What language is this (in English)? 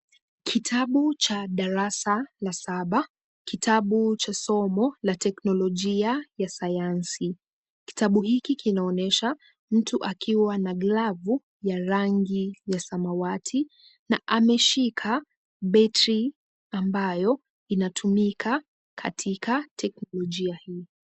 Swahili